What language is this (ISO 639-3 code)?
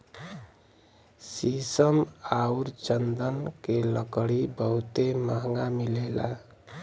bho